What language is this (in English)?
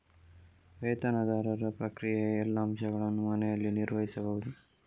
Kannada